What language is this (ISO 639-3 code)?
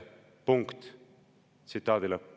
est